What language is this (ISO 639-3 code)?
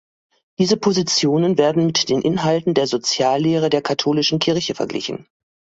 deu